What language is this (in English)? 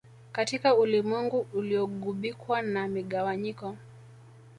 Swahili